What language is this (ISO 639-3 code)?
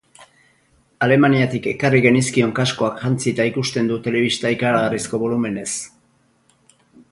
eus